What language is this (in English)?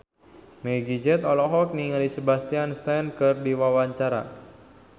Sundanese